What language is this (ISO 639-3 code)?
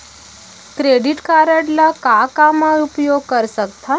hne